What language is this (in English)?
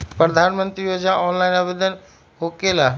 Magahi